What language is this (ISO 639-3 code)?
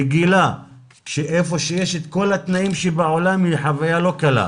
heb